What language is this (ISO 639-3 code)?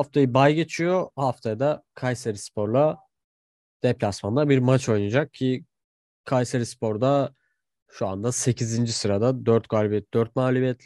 tur